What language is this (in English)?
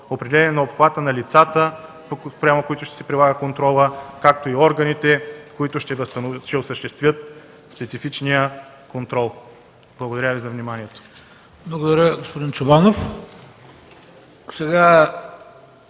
Bulgarian